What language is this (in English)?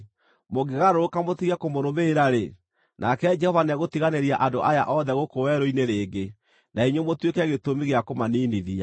Kikuyu